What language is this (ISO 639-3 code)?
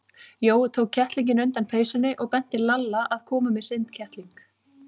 isl